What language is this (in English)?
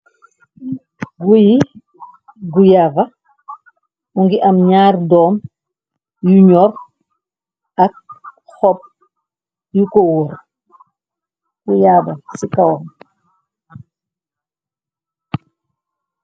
Wolof